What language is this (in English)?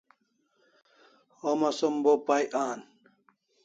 Kalasha